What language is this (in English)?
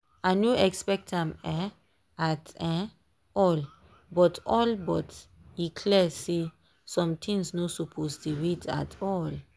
Nigerian Pidgin